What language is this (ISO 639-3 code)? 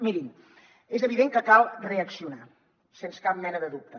cat